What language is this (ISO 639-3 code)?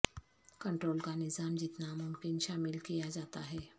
urd